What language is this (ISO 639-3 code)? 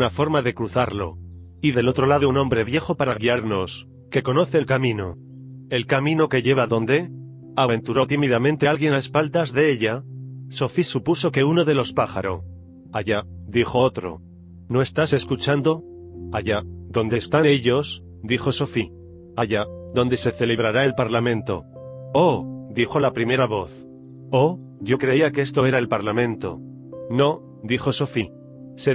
spa